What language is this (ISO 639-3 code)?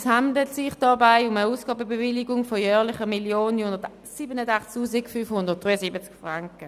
gsw